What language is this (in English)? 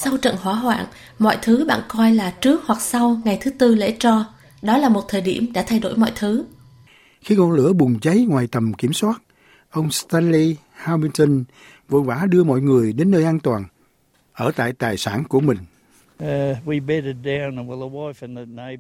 Vietnamese